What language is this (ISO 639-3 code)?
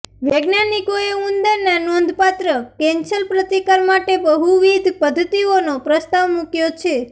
guj